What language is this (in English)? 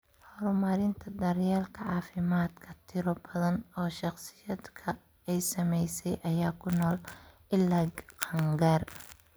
Somali